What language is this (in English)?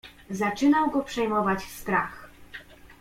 Polish